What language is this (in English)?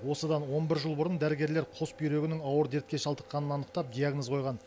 Kazakh